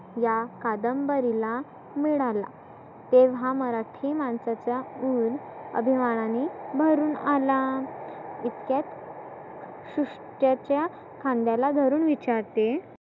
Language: Marathi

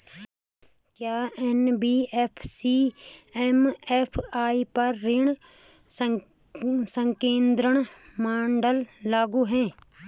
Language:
Hindi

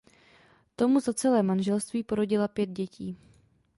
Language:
Czech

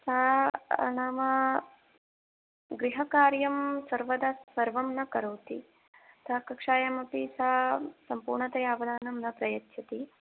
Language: Sanskrit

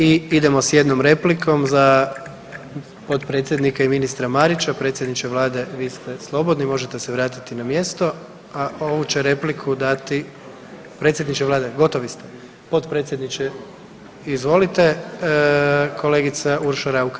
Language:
Croatian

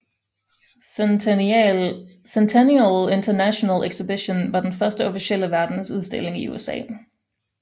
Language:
Danish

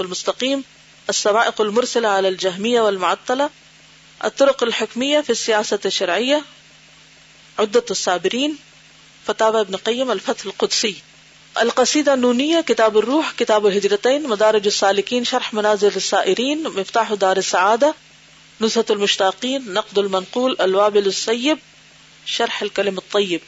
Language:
Urdu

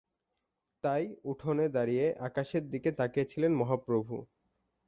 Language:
Bangla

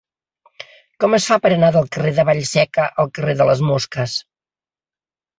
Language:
Catalan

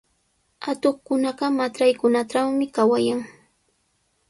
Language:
Sihuas Ancash Quechua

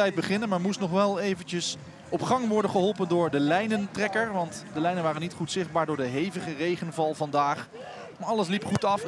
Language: Dutch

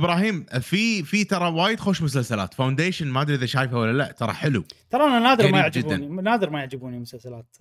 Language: Arabic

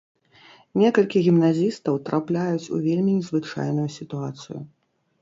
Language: Belarusian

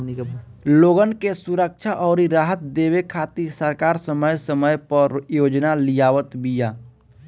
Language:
Bhojpuri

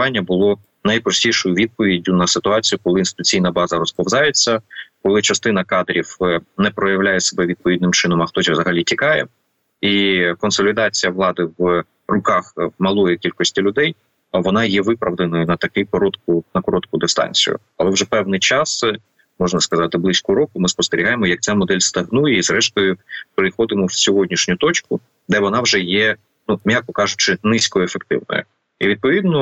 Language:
Ukrainian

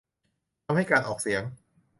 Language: Thai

